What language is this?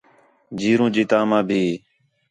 Khetrani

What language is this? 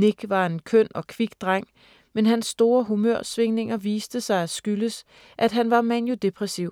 Danish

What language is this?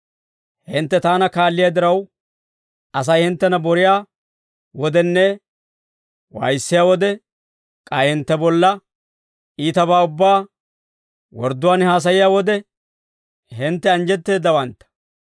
Dawro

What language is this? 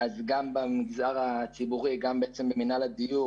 Hebrew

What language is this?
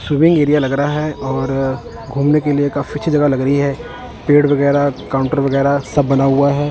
Hindi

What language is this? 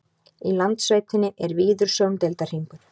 Icelandic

